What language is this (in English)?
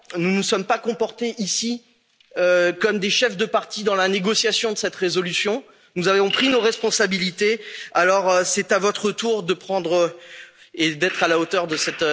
French